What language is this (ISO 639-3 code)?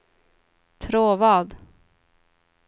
swe